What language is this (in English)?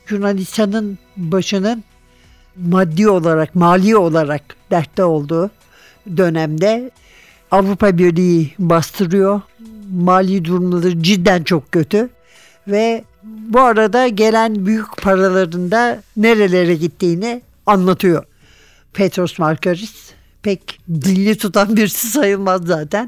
Turkish